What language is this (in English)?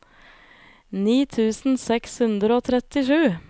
Norwegian